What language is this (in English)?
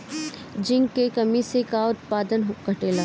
Bhojpuri